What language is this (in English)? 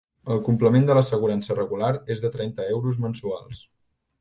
Catalan